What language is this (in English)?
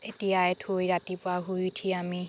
Assamese